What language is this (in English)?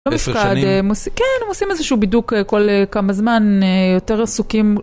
Hebrew